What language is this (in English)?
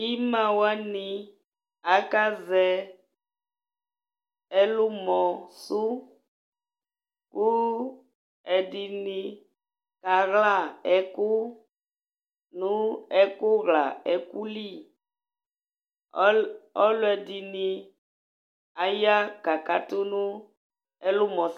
Ikposo